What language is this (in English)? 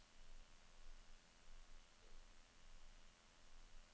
Norwegian